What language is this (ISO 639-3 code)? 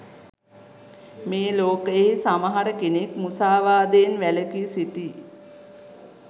sin